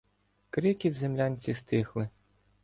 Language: Ukrainian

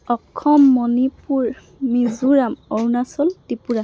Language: Assamese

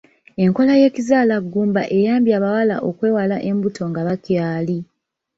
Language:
Ganda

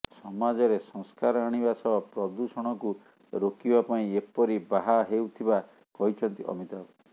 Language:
Odia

